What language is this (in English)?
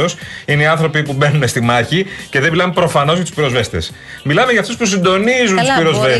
Greek